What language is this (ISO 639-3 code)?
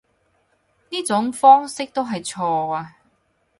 yue